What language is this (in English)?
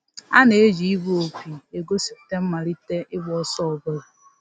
Igbo